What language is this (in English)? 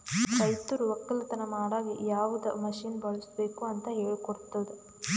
Kannada